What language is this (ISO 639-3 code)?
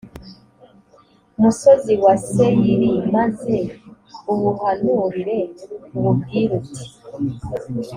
kin